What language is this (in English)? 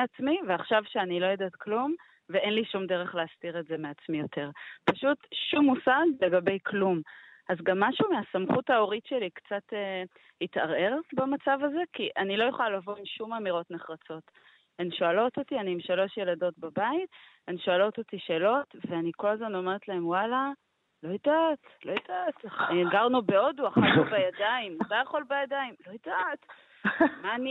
Hebrew